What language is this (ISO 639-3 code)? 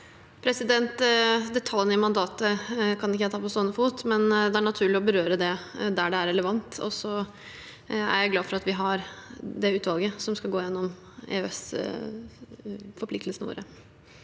nor